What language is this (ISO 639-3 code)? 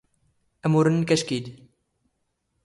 zgh